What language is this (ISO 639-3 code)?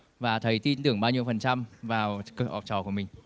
vie